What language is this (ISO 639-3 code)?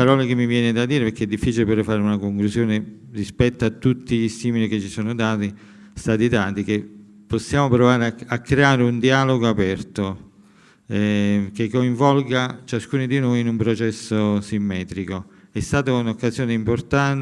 ita